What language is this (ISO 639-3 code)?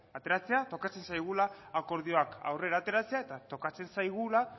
eus